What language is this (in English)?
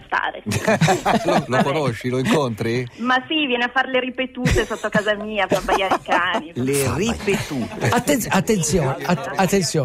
Italian